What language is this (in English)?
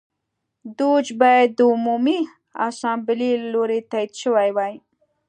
Pashto